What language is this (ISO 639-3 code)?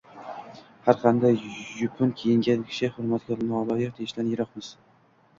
uzb